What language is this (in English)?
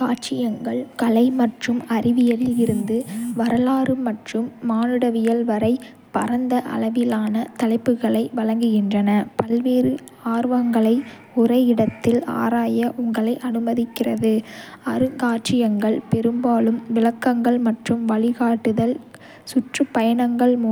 Kota (India)